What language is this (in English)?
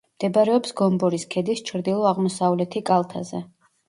Georgian